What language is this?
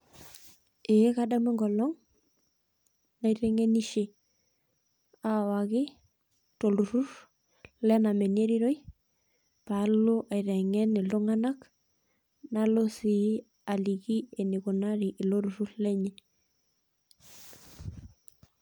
Masai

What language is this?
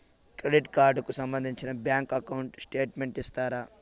Telugu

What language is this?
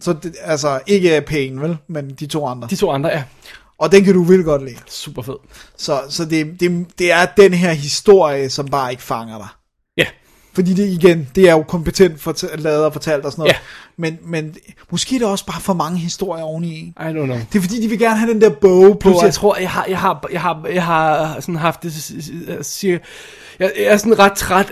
Danish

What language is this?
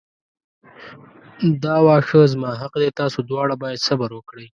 Pashto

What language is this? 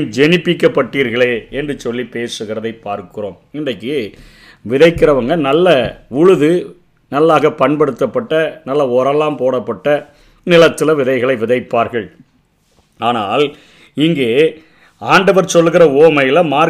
Tamil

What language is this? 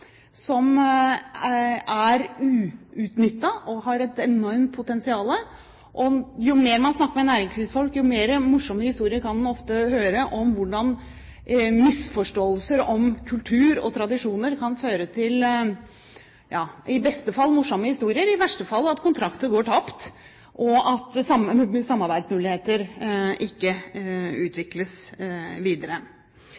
Norwegian Bokmål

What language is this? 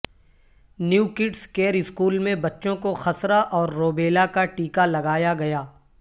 Urdu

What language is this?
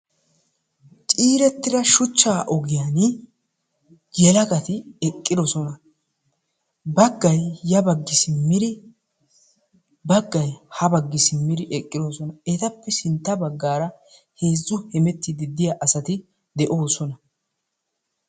Wolaytta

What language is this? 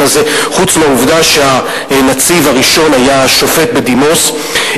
Hebrew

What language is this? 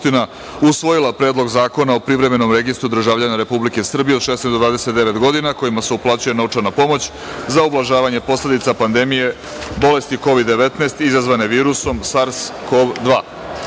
Serbian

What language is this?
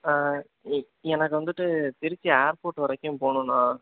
Tamil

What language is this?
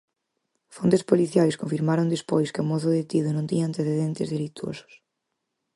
Galician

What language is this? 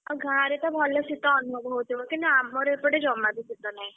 Odia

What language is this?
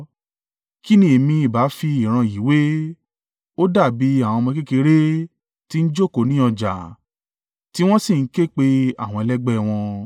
Yoruba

